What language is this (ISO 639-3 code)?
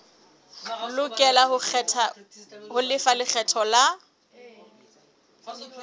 sot